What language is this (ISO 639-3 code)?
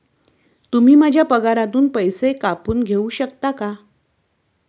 mar